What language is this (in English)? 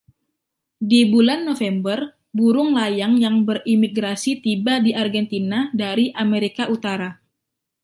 Indonesian